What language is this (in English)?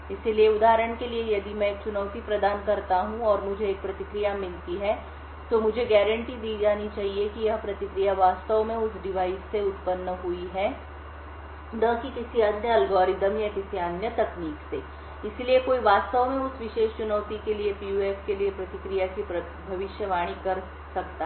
Hindi